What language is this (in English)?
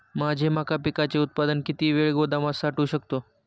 Marathi